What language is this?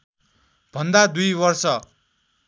Nepali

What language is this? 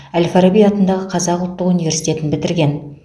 Kazakh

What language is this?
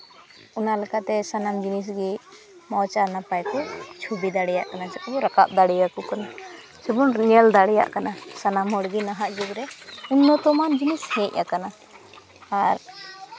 Santali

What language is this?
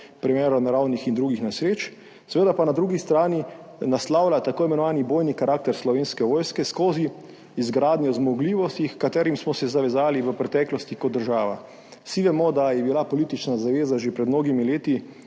Slovenian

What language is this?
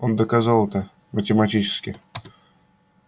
Russian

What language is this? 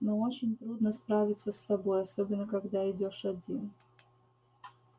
Russian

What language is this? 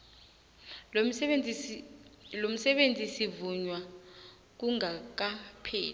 South Ndebele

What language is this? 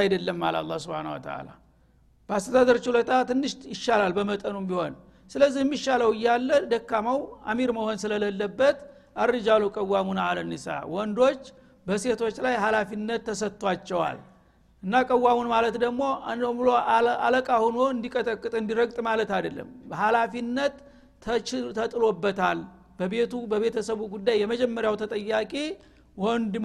Amharic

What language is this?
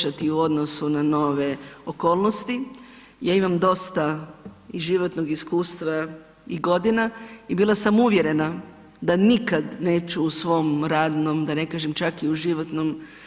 Croatian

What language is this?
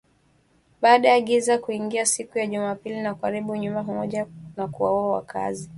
Swahili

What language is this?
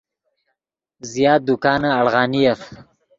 Yidgha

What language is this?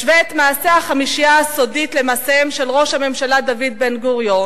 Hebrew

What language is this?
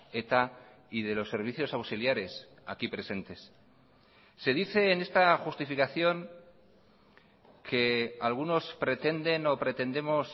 Spanish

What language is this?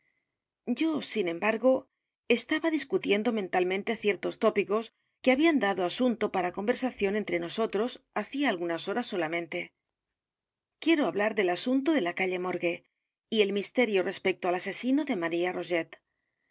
Spanish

